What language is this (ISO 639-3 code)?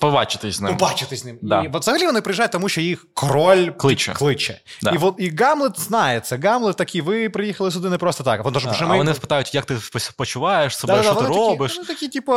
ukr